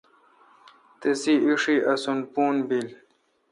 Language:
Kalkoti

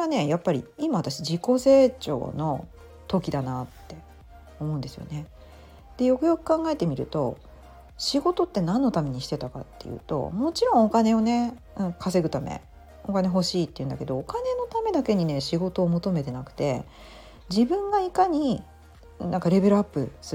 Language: Japanese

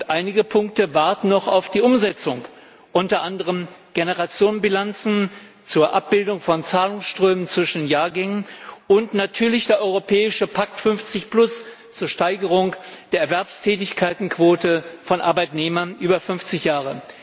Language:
German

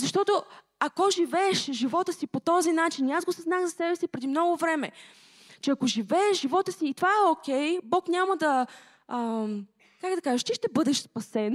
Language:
Bulgarian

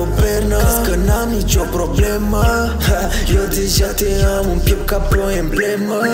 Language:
Romanian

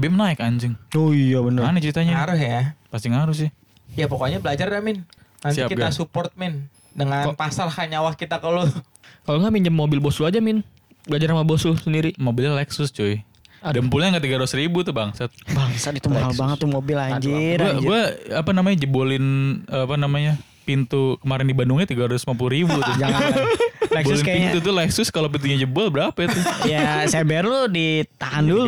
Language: Indonesian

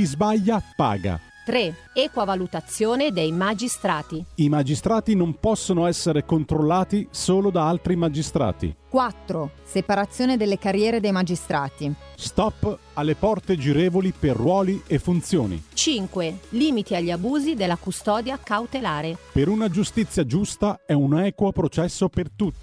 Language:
Italian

